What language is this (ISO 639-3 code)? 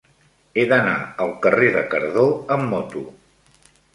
cat